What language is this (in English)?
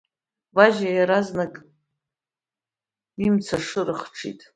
Abkhazian